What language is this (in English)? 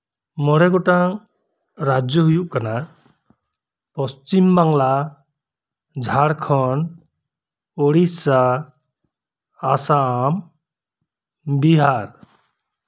Santali